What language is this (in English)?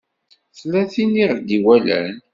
Kabyle